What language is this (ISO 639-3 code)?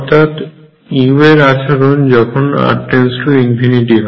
ben